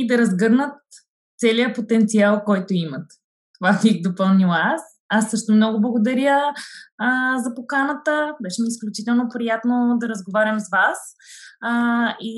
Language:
Bulgarian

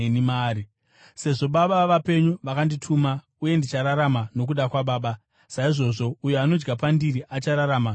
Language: Shona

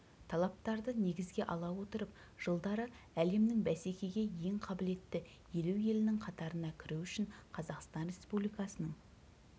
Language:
Kazakh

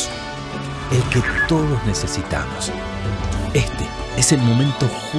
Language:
Spanish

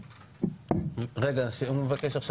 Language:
Hebrew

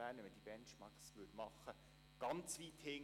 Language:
Swiss German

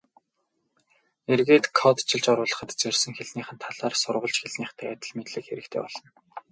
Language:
Mongolian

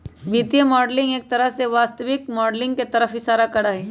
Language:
Magahi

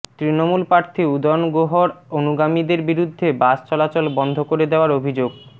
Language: Bangla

